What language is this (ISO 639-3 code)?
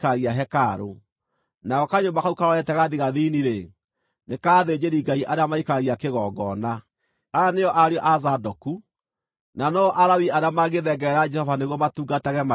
kik